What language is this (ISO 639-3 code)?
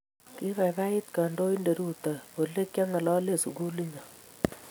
kln